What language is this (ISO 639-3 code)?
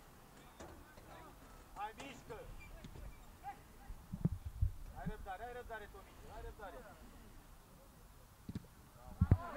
ron